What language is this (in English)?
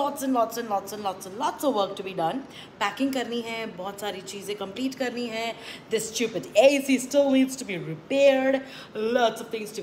Hindi